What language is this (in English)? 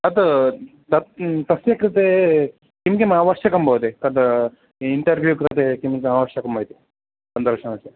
Sanskrit